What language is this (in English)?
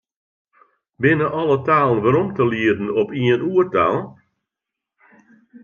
Western Frisian